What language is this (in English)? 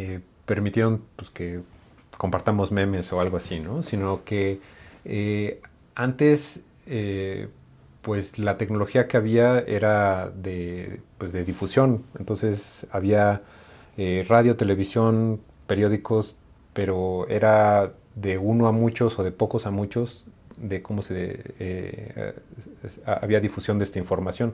Spanish